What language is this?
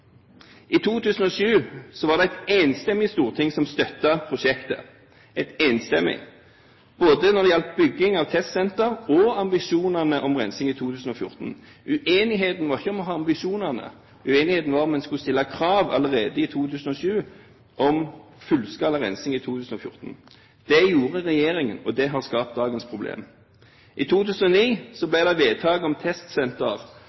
Norwegian Bokmål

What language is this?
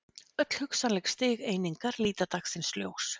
Icelandic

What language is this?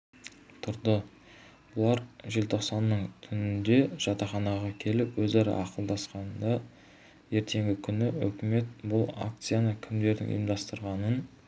Kazakh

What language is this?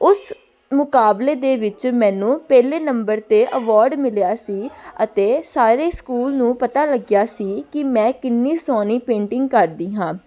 Punjabi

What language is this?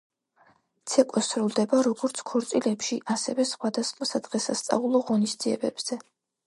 Georgian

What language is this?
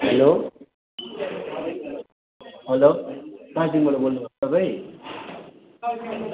Nepali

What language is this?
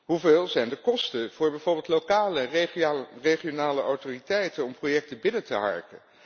Dutch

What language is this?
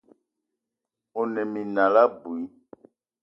Eton (Cameroon)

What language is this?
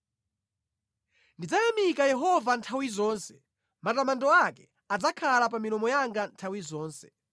Nyanja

